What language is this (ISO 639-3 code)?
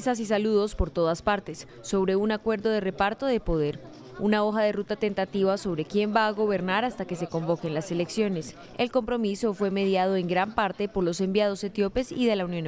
spa